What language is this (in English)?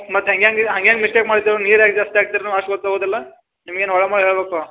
Kannada